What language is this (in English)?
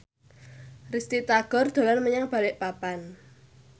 Javanese